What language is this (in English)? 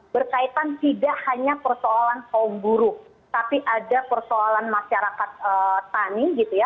Indonesian